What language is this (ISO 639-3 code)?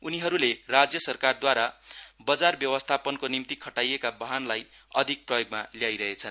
nep